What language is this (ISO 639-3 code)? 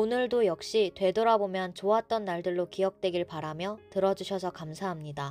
kor